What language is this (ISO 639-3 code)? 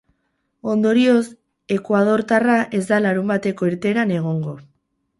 eus